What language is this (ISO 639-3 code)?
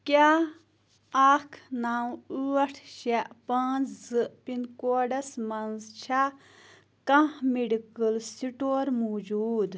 kas